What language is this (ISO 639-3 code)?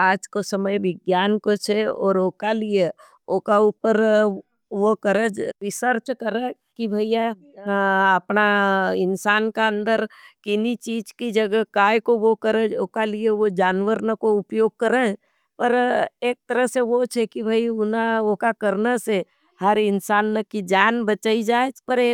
noe